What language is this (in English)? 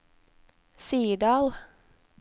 Norwegian